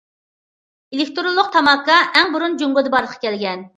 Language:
Uyghur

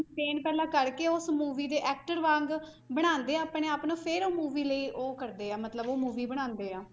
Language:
Punjabi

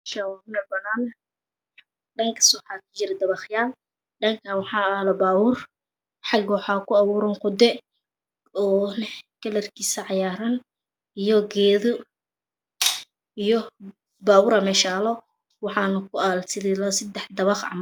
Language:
Somali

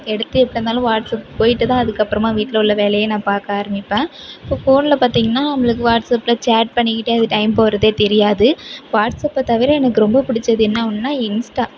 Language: Tamil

